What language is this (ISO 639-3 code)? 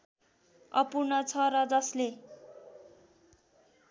nep